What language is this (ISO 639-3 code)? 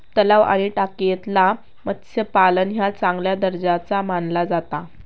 mar